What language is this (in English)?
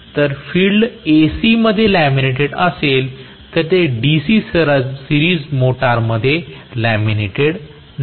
Marathi